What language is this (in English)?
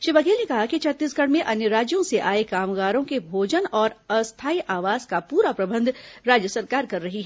Hindi